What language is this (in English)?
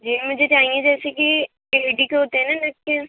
Urdu